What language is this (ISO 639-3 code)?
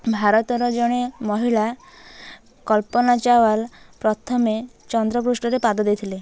ori